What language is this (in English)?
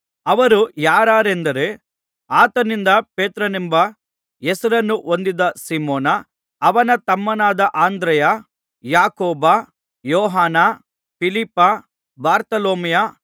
Kannada